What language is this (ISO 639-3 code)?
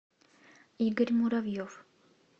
rus